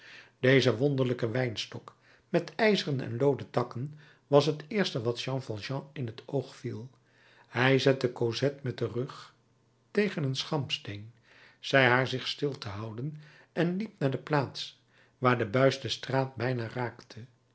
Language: Dutch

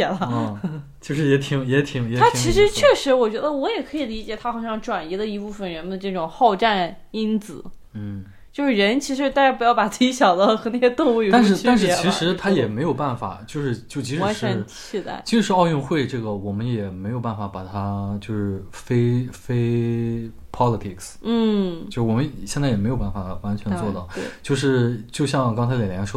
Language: Chinese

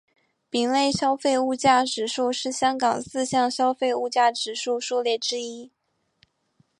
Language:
Chinese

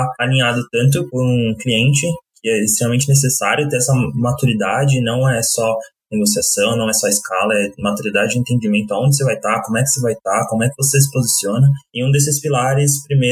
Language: Portuguese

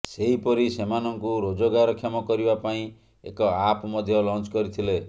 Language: Odia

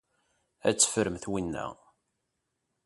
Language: Kabyle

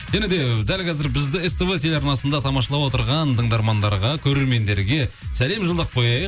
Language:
Kazakh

